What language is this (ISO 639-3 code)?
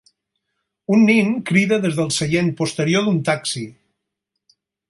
cat